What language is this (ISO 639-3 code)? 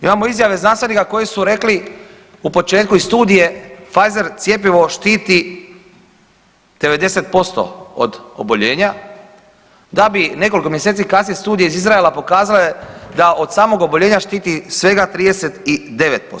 hrv